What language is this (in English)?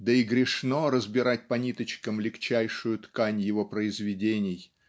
Russian